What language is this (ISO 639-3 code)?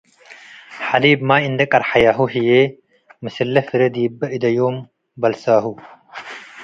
tig